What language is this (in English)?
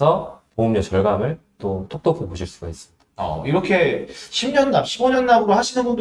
Korean